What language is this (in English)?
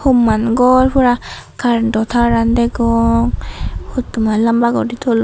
Chakma